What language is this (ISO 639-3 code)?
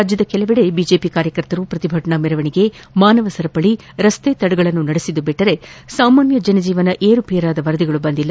kan